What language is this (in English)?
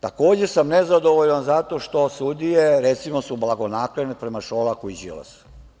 Serbian